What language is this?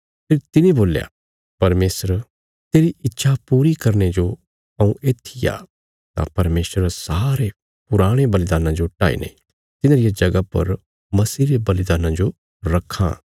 Bilaspuri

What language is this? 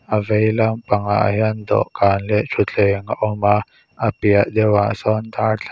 Mizo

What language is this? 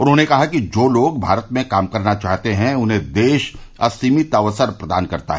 Hindi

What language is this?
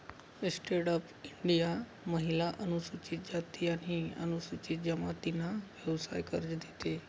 Marathi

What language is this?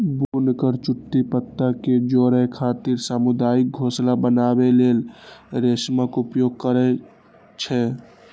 Maithili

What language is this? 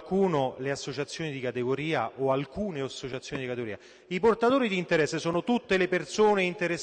Italian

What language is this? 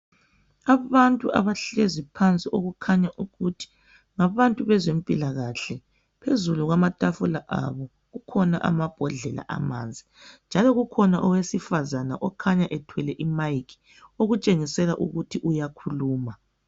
North Ndebele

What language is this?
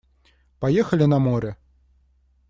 Russian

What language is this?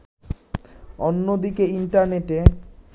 Bangla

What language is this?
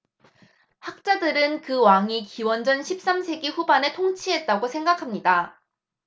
Korean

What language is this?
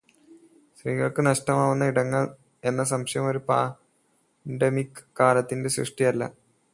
Malayalam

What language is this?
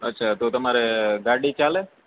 Gujarati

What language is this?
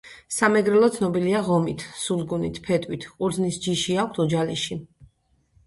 Georgian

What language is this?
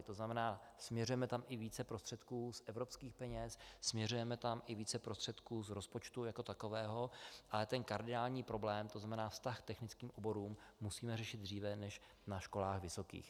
Czech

